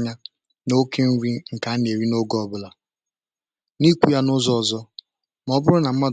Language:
Igbo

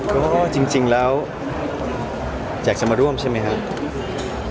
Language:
Thai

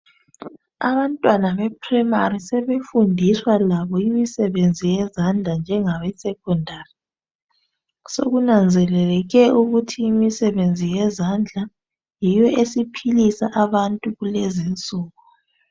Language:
North Ndebele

